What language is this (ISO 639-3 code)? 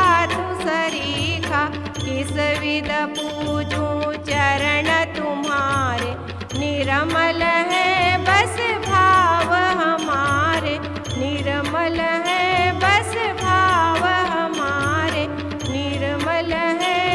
hin